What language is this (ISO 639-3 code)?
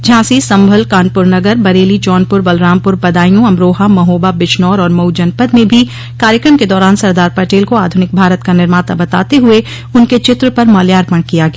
hin